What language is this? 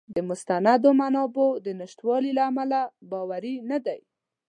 Pashto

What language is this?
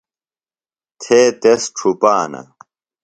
Phalura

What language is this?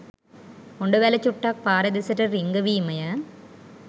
Sinhala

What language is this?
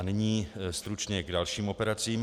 Czech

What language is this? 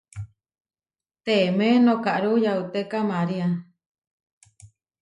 Huarijio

